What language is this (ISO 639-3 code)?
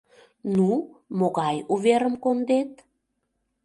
chm